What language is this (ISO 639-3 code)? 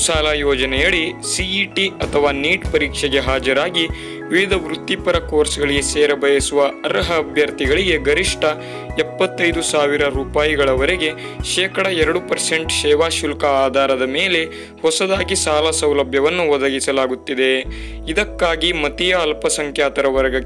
hin